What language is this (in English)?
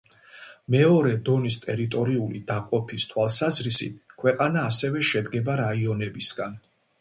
Georgian